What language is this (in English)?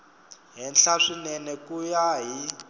Tsonga